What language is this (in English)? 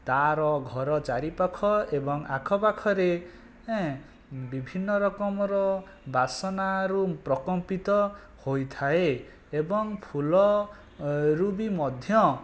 Odia